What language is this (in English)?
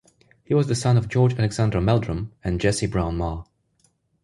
English